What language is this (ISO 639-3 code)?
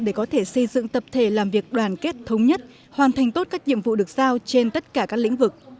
vie